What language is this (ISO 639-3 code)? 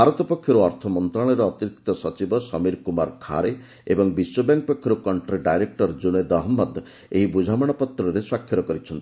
ori